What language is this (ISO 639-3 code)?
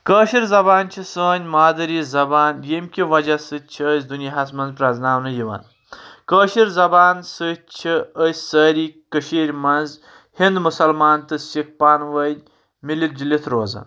kas